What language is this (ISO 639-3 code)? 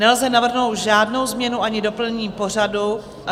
ces